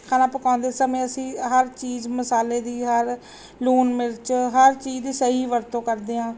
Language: Punjabi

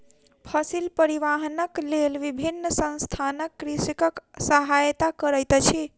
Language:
Maithili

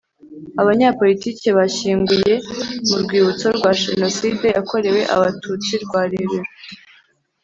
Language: Kinyarwanda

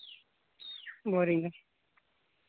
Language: Santali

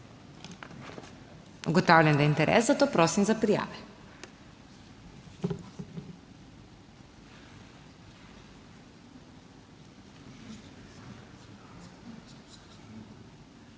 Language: Slovenian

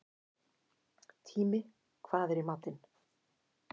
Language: Icelandic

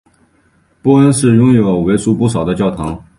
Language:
Chinese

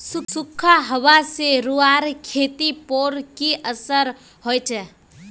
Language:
Magahi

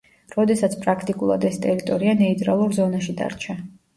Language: Georgian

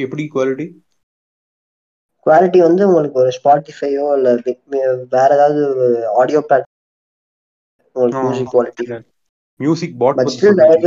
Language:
Tamil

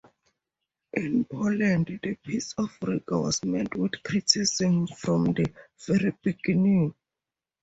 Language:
English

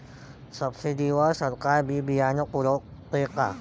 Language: Marathi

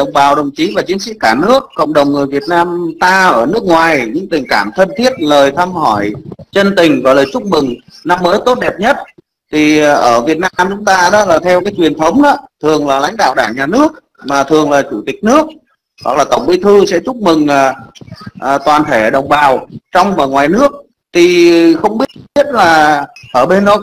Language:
Vietnamese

